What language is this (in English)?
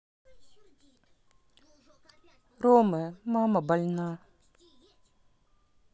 Russian